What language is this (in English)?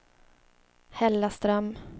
Swedish